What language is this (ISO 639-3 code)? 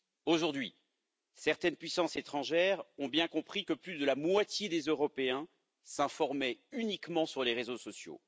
fra